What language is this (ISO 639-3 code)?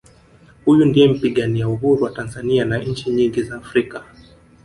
swa